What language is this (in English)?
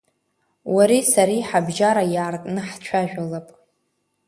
Abkhazian